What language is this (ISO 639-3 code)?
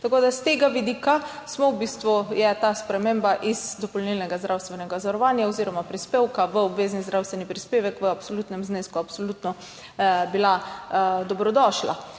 slv